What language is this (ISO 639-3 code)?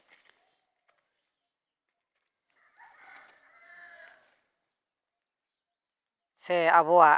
sat